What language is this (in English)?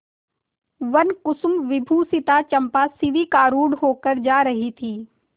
Hindi